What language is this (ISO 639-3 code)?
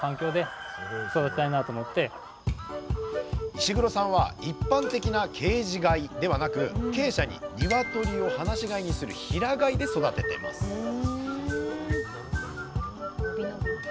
jpn